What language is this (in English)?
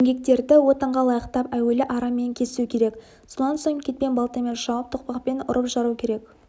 Kazakh